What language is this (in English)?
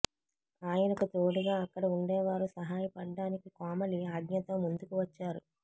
Telugu